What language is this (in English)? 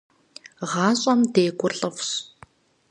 Kabardian